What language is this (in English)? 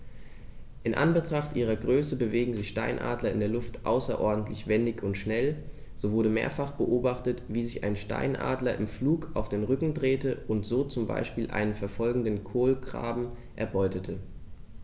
German